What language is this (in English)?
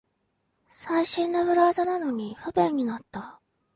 Japanese